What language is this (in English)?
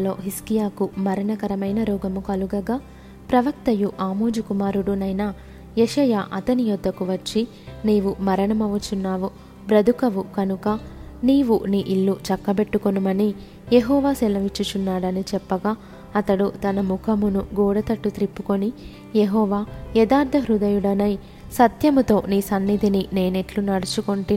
Telugu